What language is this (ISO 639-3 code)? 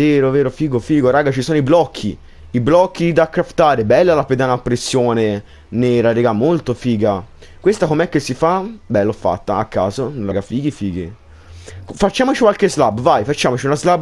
ita